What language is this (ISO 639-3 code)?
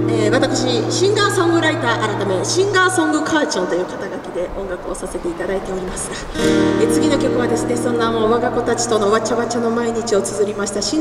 jpn